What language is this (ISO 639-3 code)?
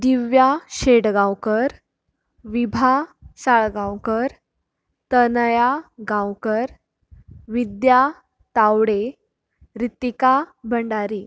kok